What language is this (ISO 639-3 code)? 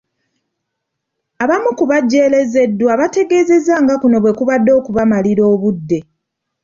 lug